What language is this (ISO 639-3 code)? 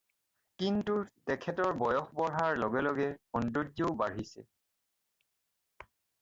asm